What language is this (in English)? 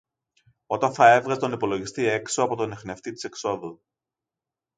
Greek